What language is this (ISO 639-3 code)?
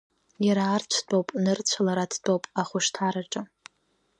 abk